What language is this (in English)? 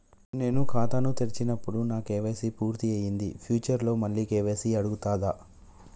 Telugu